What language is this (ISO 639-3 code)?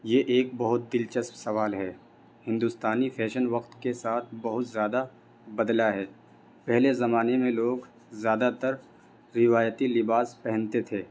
urd